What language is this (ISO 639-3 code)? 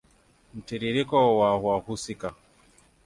swa